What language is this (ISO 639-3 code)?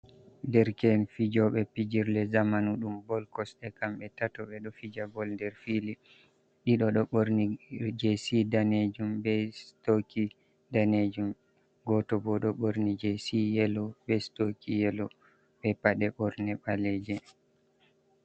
ful